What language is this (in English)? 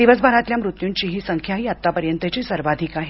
Marathi